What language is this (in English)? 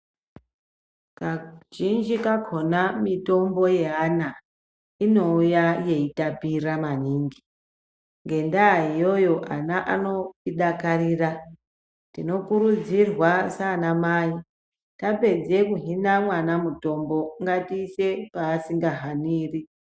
Ndau